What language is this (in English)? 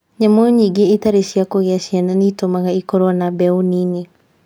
Kikuyu